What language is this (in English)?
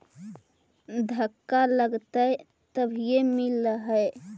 Magahi